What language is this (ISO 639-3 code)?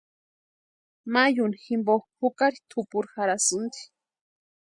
pua